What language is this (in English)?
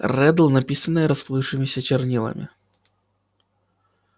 Russian